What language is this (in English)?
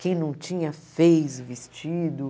Portuguese